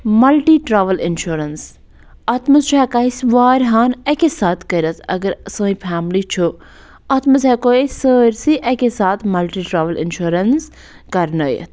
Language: Kashmiri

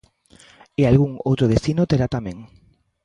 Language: Galician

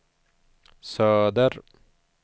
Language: Swedish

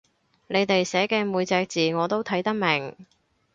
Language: Cantonese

